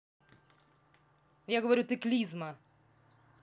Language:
Russian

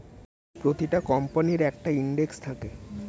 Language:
Bangla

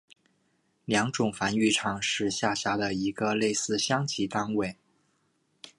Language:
Chinese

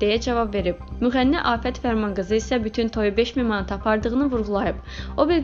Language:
Turkish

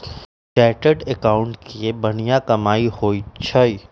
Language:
Magahi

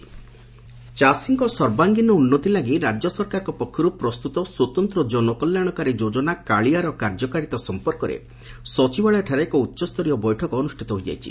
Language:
Odia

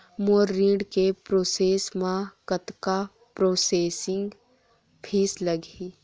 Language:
Chhattisgarhi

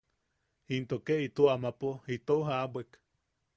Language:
Yaqui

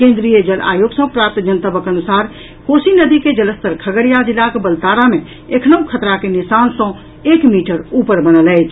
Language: Maithili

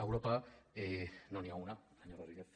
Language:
Catalan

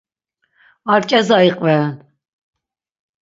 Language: Laz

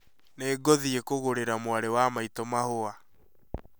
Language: Kikuyu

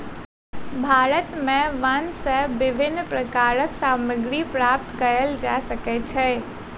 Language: Maithili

